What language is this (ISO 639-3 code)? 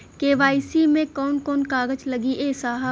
bho